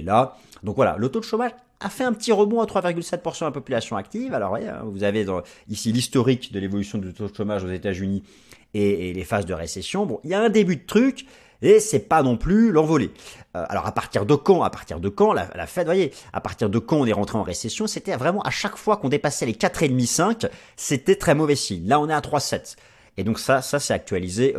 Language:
French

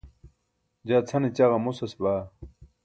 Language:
Burushaski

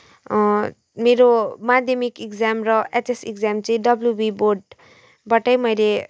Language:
Nepali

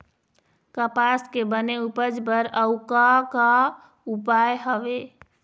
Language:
Chhattisgarhi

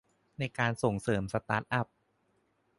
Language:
Thai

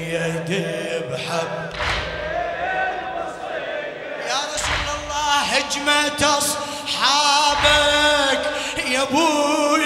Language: Arabic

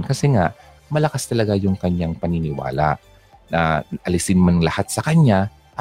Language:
Filipino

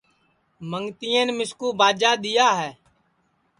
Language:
Sansi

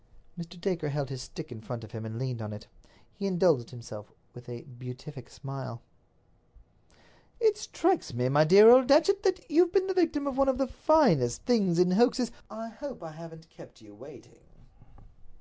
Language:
English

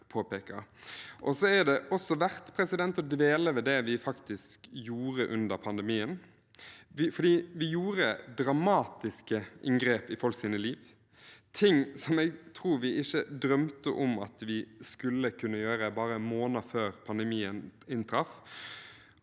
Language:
Norwegian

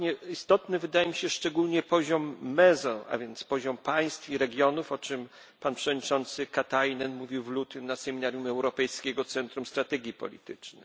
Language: Polish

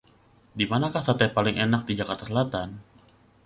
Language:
Indonesian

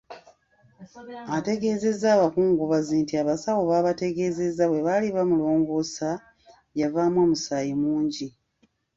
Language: Ganda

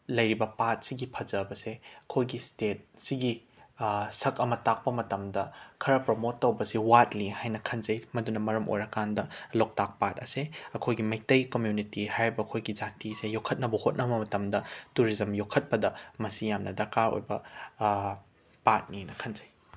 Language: Manipuri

